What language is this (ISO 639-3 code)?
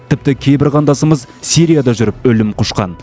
kaz